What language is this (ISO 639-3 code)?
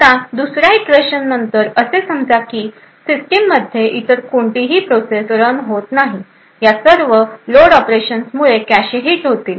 mar